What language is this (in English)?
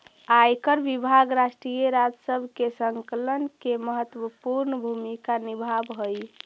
Magahi